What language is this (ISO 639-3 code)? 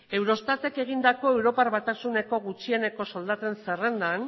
eus